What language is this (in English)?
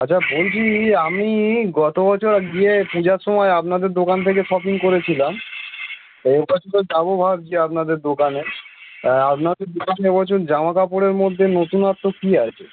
Bangla